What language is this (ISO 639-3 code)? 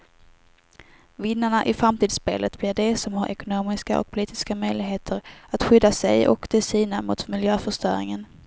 swe